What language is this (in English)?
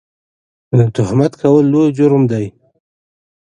Pashto